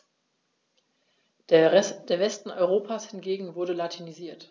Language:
German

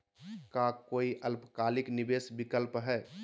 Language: Magahi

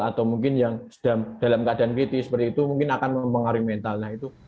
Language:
Indonesian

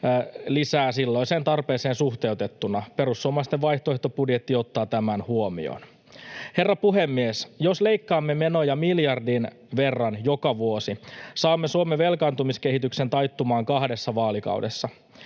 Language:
Finnish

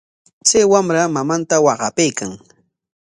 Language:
Corongo Ancash Quechua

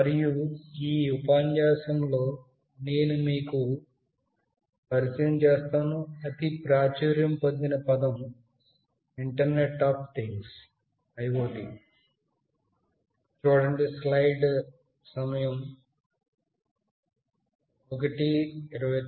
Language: Telugu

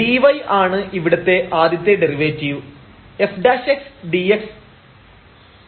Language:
Malayalam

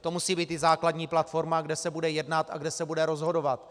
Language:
Czech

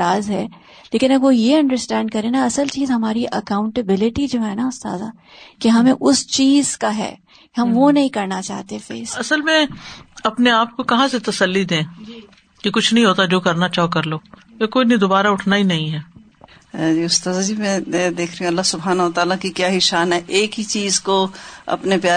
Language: Urdu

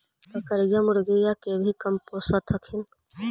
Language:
Magahi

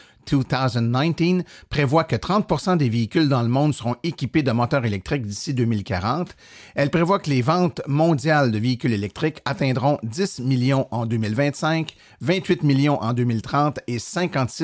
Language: French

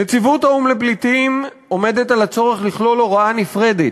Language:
Hebrew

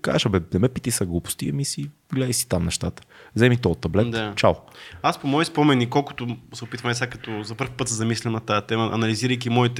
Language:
Bulgarian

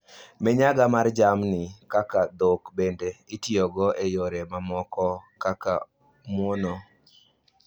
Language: Luo (Kenya and Tanzania)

